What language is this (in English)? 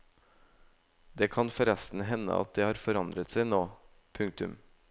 Norwegian